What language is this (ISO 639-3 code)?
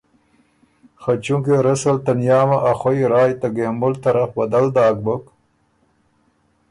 oru